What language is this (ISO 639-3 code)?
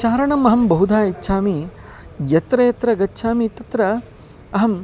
san